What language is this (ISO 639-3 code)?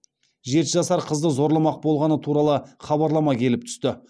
kaz